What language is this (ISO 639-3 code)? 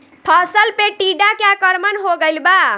bho